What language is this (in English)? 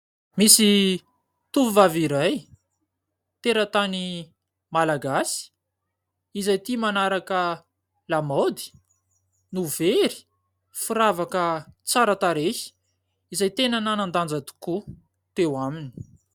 Malagasy